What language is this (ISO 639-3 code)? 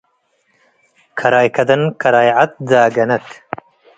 tig